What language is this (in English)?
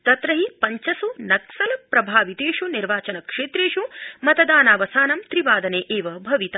Sanskrit